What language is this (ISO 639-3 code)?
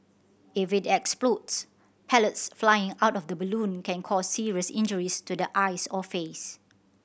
eng